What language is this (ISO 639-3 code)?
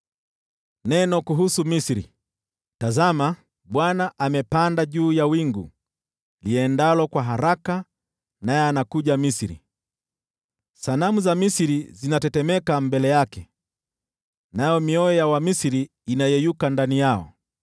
swa